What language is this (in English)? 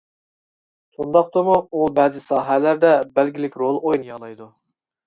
Uyghur